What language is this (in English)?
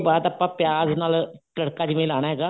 Punjabi